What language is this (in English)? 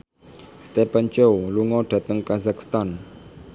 Javanese